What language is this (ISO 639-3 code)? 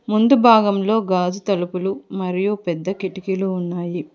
tel